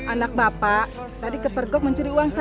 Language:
Indonesian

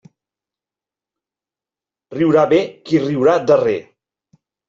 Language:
Catalan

